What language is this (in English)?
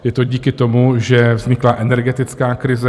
Czech